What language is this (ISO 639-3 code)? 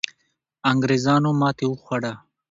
pus